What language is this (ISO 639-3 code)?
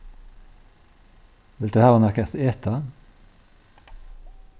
fao